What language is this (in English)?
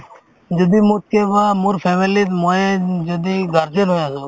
Assamese